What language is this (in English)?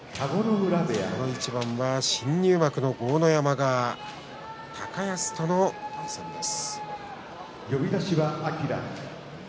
Japanese